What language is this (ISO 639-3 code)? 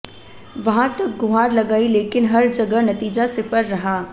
hin